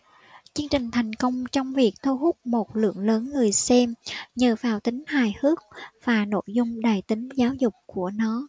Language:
Vietnamese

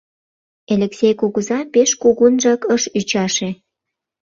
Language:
Mari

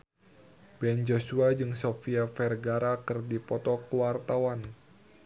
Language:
Sundanese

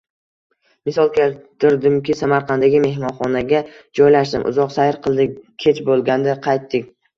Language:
Uzbek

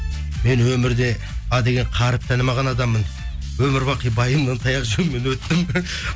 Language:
Kazakh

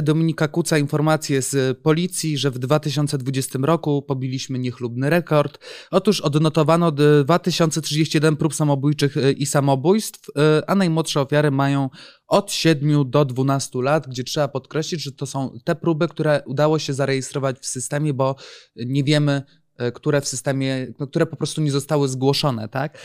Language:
Polish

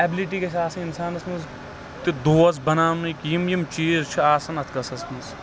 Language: Kashmiri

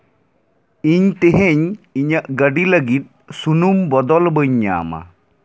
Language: Santali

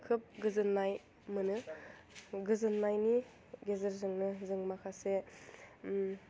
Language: Bodo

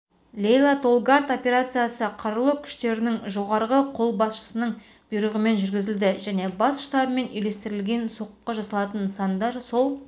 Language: Kazakh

